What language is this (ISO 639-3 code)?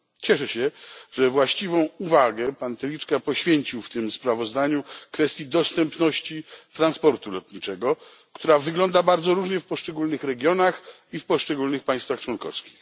pol